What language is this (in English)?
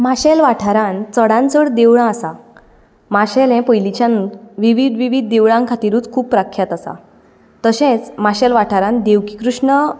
Konkani